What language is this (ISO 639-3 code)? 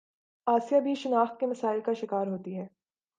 urd